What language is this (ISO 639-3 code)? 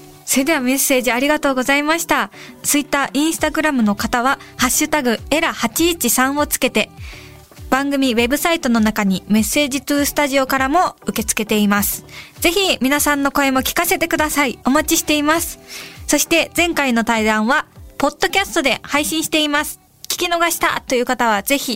jpn